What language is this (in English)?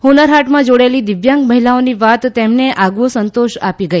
Gujarati